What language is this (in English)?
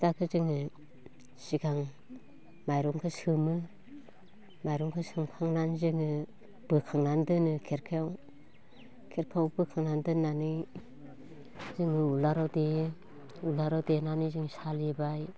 Bodo